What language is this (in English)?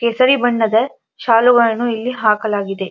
Kannada